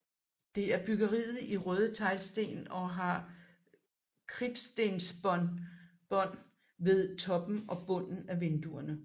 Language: Danish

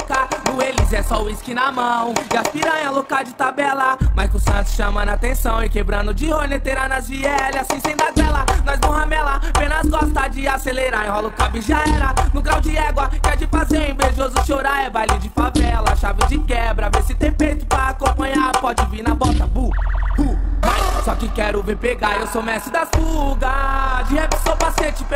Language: Portuguese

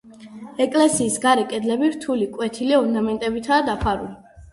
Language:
Georgian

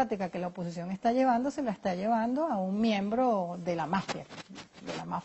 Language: Spanish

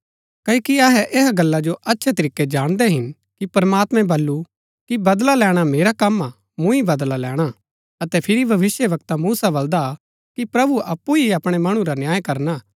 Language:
Gaddi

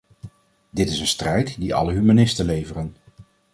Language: Dutch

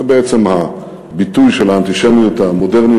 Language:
Hebrew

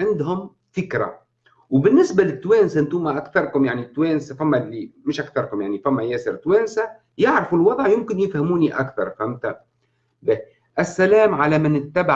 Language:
Arabic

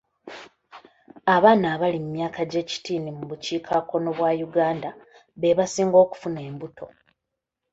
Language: Ganda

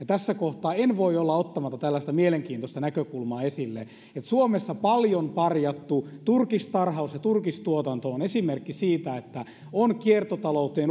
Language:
Finnish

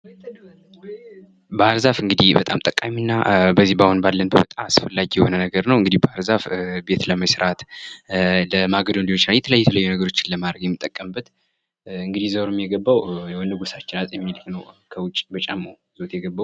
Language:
Amharic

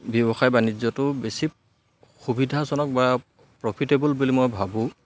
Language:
Assamese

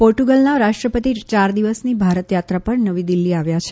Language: Gujarati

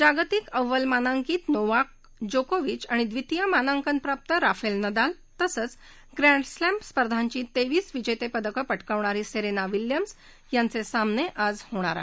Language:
Marathi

